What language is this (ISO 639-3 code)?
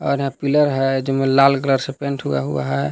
hin